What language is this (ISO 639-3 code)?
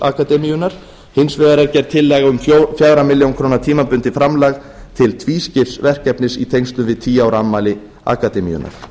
isl